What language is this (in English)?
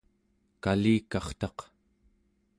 Central Yupik